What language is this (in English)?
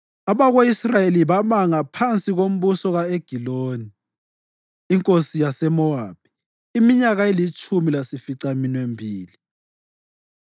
North Ndebele